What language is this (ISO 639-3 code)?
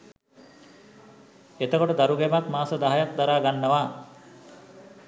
sin